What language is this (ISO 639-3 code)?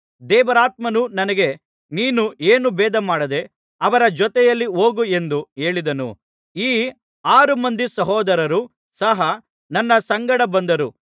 kan